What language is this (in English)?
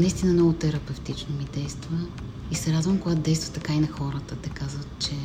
Bulgarian